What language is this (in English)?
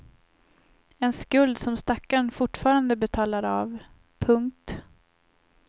Swedish